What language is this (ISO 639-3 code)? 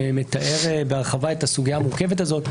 heb